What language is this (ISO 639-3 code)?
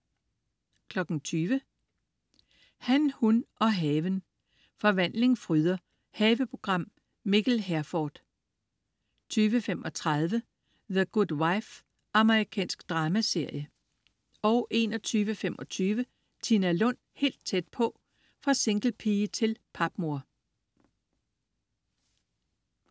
dan